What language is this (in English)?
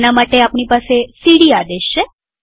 Gujarati